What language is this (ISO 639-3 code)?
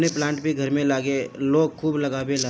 bho